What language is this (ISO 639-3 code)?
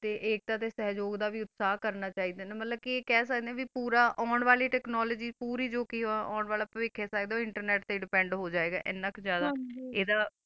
pan